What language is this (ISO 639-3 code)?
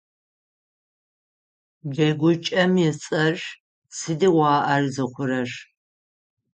ady